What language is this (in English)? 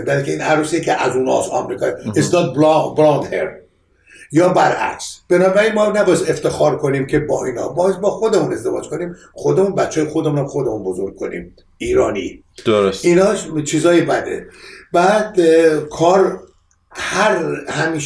Persian